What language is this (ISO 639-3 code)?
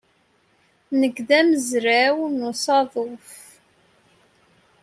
kab